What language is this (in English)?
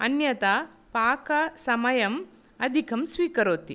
Sanskrit